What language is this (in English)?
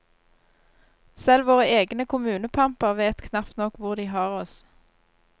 Norwegian